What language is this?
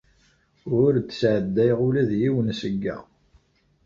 Kabyle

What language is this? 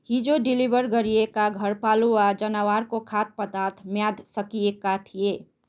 Nepali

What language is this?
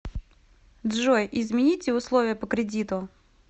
Russian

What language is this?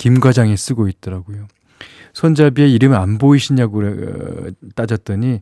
Korean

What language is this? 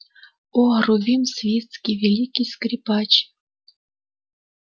Russian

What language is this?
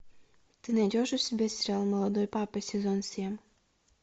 Russian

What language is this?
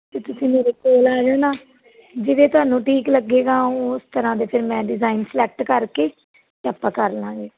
Punjabi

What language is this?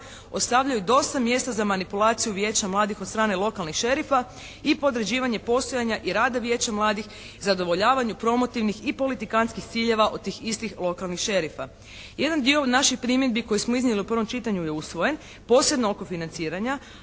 Croatian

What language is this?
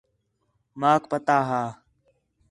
Khetrani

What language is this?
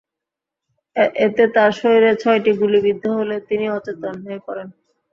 Bangla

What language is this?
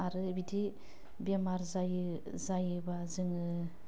Bodo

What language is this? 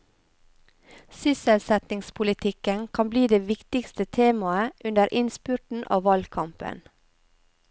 Norwegian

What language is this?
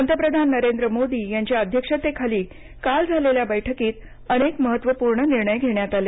Marathi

